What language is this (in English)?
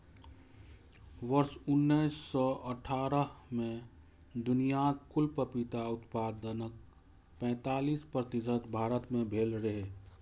Maithili